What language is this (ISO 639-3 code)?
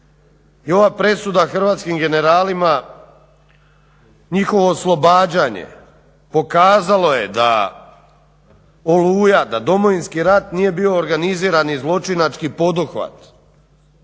hrv